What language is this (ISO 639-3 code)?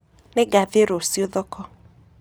kik